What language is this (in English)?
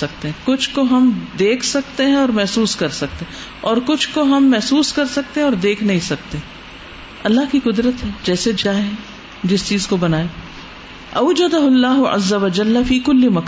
Urdu